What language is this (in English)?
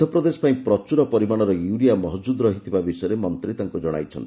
Odia